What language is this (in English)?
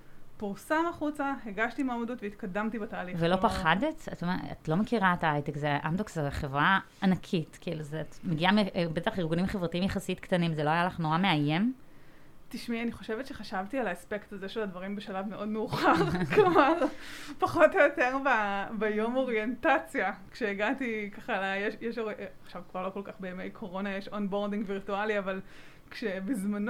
Hebrew